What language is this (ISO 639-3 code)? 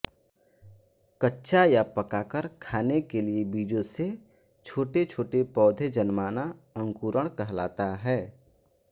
hin